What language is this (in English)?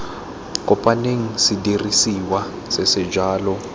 Tswana